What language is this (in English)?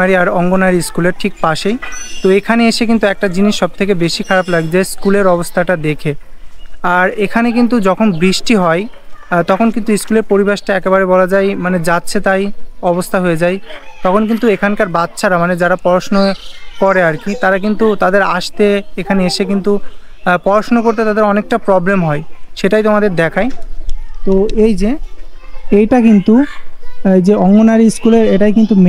Bangla